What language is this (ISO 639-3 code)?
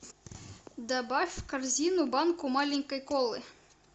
rus